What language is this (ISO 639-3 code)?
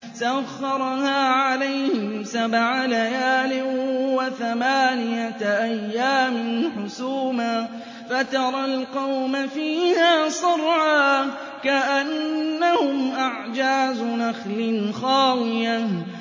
ara